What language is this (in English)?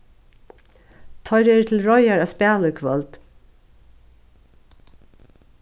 Faroese